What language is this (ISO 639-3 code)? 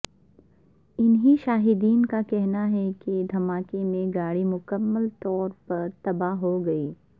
urd